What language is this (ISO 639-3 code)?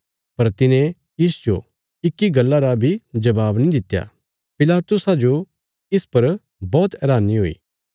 kfs